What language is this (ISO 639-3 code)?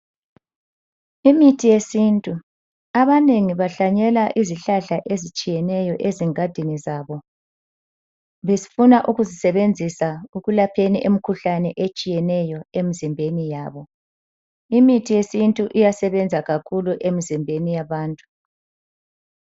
nde